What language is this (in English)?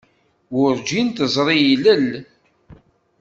Kabyle